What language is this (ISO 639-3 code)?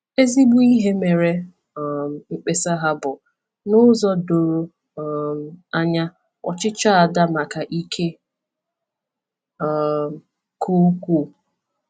ibo